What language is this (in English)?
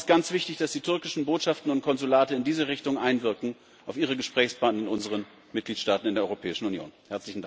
German